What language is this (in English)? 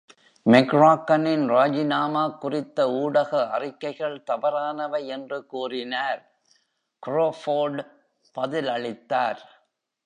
Tamil